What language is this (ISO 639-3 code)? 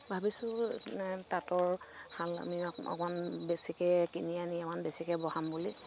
asm